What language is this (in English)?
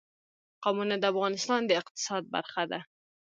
Pashto